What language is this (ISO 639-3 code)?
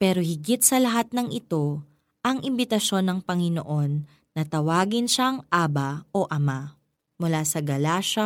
fil